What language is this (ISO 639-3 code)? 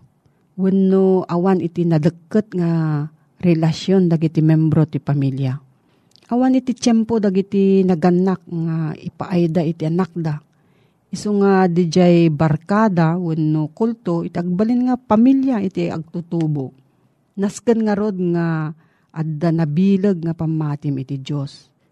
fil